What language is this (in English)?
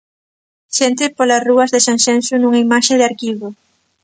Galician